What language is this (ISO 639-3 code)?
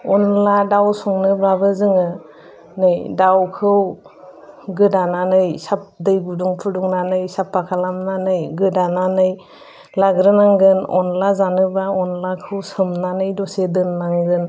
brx